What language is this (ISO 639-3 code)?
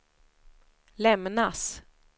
swe